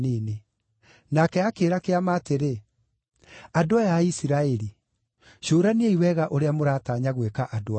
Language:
Kikuyu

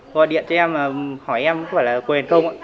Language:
Vietnamese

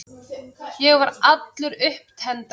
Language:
Icelandic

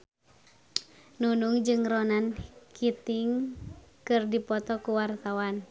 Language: Sundanese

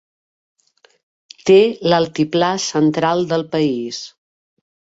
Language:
Catalan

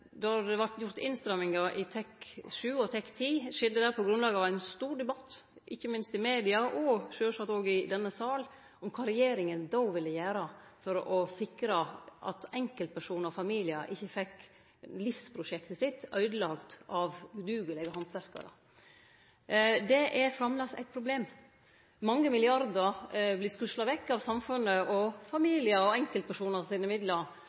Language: Norwegian Nynorsk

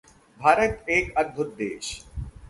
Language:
Hindi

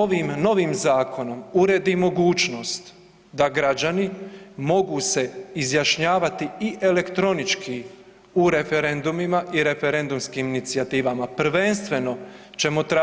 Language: Croatian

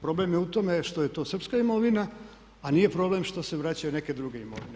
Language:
Croatian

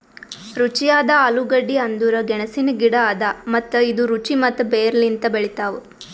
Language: Kannada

